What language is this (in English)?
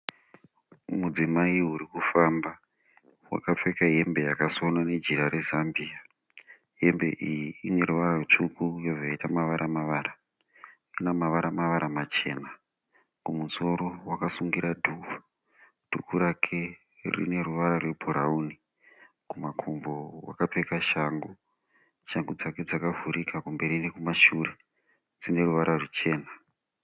Shona